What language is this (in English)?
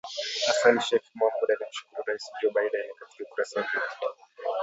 Swahili